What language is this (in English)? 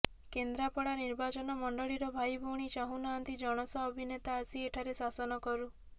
Odia